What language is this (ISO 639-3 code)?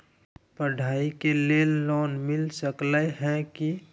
mag